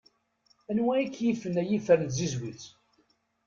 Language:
Kabyle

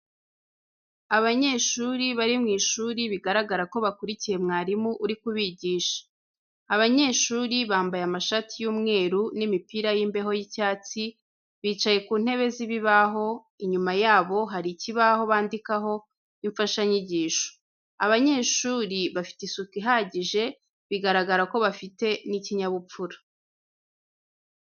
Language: Kinyarwanda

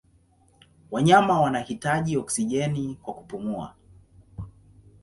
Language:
Swahili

